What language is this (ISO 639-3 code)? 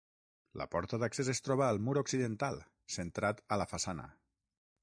cat